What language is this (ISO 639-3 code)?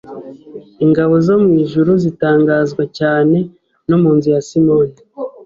kin